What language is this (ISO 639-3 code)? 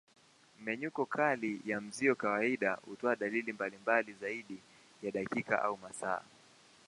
swa